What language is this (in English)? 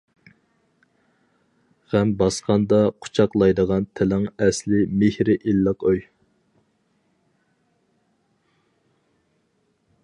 Uyghur